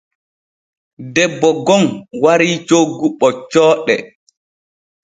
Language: Borgu Fulfulde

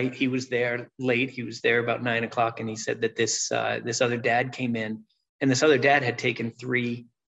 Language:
English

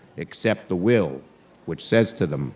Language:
English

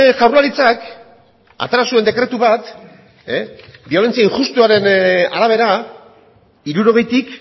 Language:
Basque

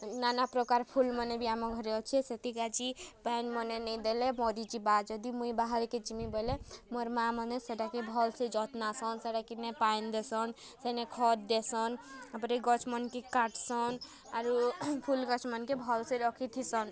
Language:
Odia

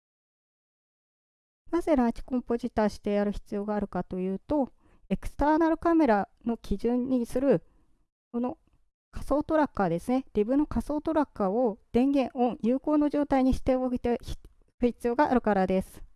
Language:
Japanese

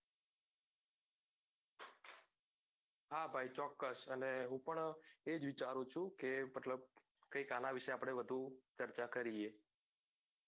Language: Gujarati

